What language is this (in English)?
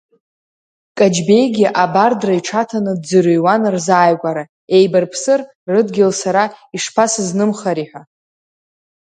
Abkhazian